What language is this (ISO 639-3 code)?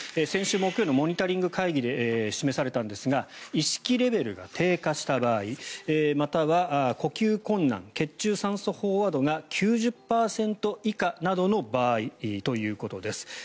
jpn